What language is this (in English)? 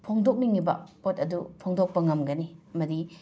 Manipuri